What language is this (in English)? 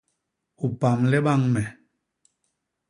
Basaa